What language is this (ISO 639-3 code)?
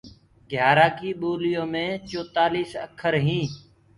ggg